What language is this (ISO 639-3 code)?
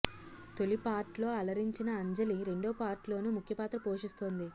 tel